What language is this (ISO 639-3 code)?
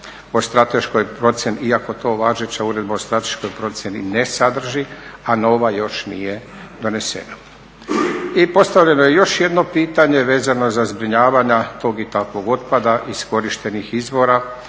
hrv